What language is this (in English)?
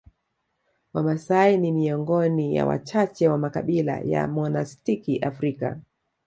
Swahili